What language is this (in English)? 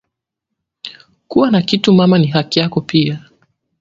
Swahili